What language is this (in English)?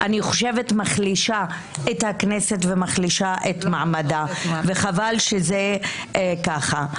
Hebrew